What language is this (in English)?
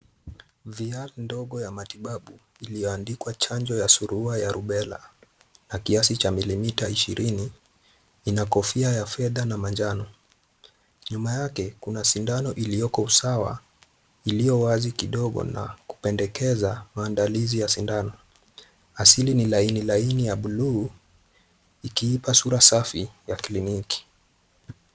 Swahili